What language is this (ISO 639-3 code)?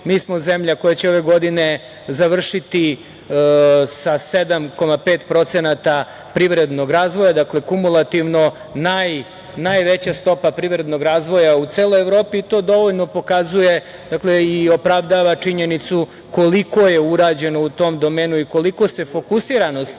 srp